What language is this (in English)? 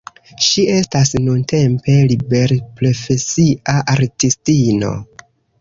Esperanto